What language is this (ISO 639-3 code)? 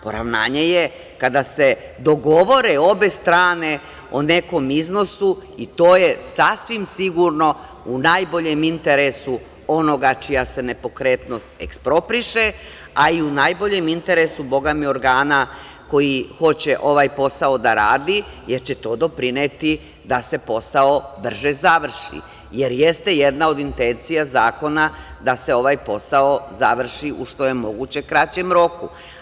srp